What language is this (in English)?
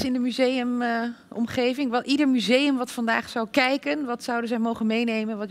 Dutch